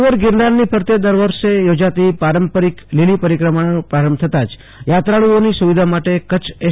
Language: Gujarati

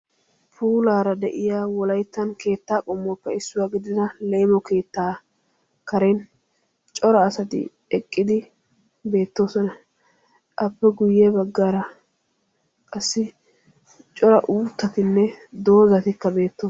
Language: Wolaytta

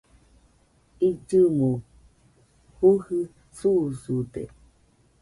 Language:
Nüpode Huitoto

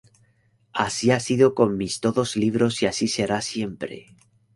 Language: Spanish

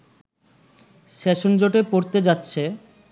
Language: Bangla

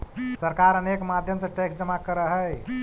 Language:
Magahi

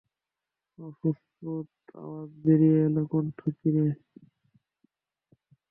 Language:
Bangla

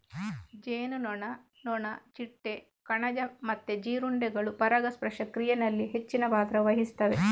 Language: Kannada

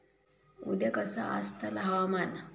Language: Marathi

